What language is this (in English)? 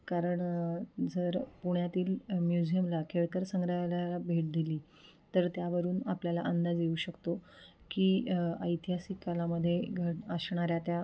Marathi